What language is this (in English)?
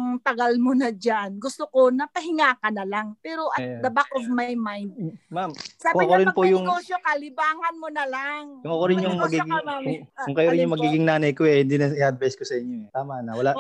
Filipino